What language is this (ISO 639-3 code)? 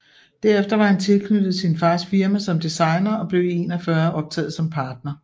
dan